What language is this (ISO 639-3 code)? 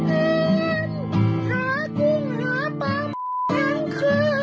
tha